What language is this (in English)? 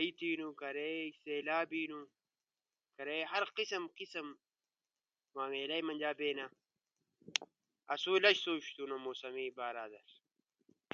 Ushojo